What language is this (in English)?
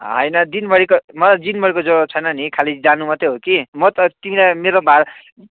Nepali